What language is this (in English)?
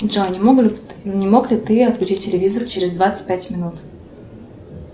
Russian